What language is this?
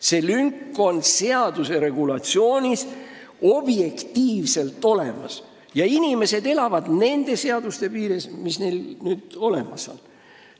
Estonian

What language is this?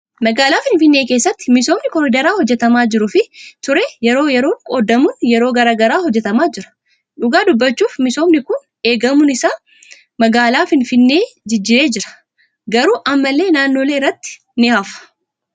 Oromo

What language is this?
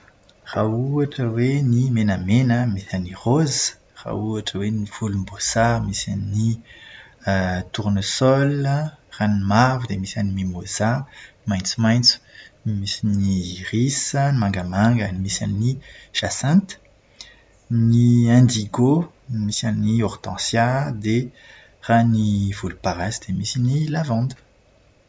Malagasy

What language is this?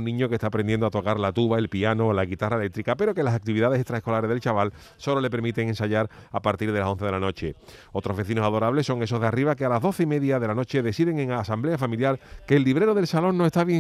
Spanish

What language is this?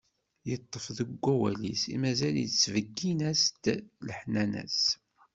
Kabyle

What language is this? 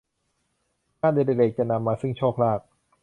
Thai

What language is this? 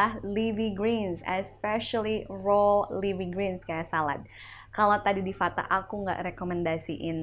Indonesian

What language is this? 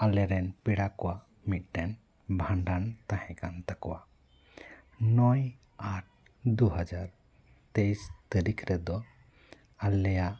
Santali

